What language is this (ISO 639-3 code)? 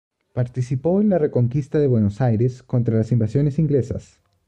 spa